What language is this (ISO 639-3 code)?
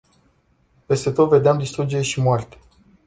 ron